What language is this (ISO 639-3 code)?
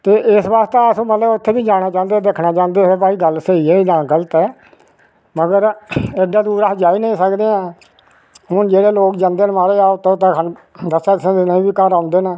doi